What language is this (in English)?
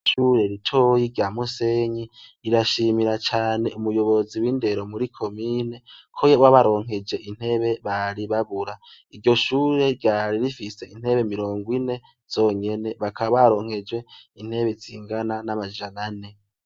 Rundi